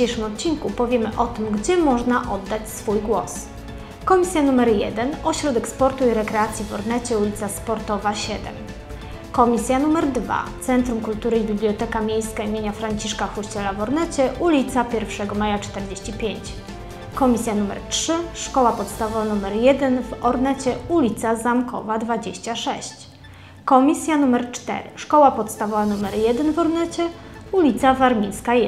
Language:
Polish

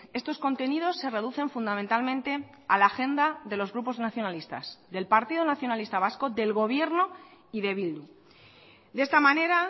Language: Spanish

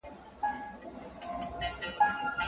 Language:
Pashto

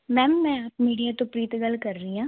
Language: Punjabi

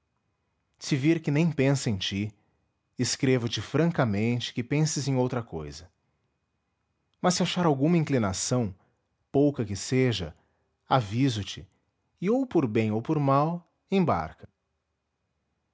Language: Portuguese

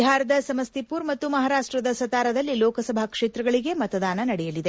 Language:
Kannada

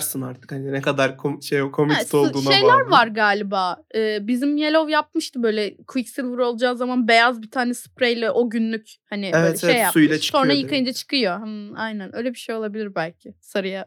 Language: Turkish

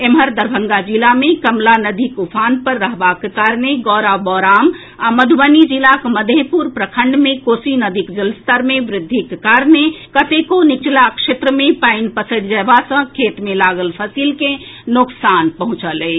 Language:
Maithili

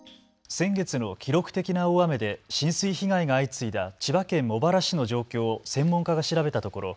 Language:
Japanese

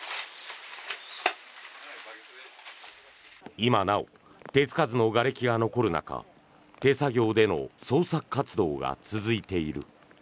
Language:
Japanese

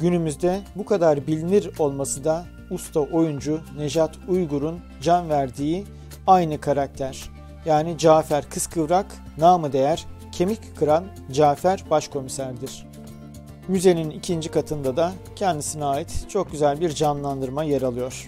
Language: Turkish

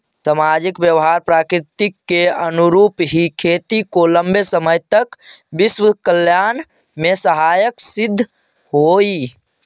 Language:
Magahi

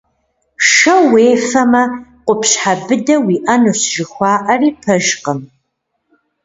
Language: Kabardian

